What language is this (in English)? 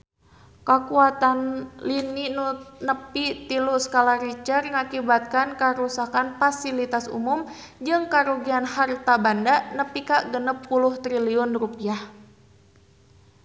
Sundanese